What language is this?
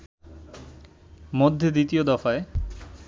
Bangla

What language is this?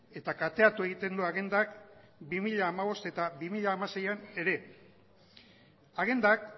Basque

